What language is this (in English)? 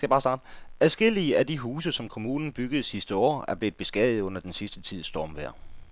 Danish